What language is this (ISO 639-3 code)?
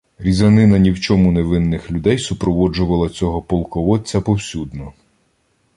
ukr